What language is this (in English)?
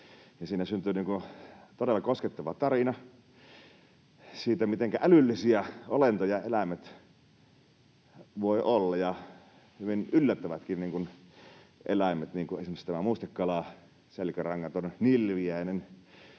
Finnish